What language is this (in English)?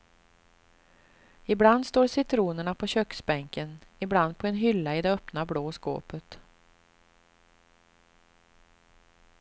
Swedish